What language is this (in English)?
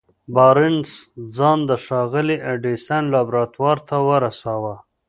Pashto